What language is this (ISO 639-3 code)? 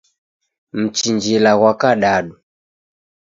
dav